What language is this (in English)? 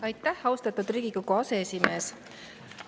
Estonian